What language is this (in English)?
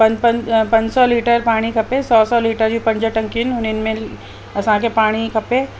Sindhi